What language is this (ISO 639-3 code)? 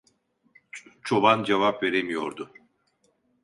tur